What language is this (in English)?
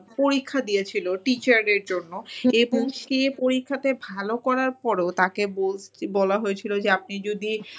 Bangla